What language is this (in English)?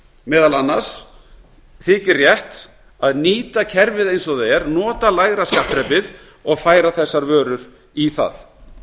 Icelandic